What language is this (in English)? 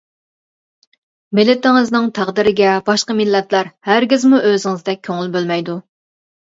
Uyghur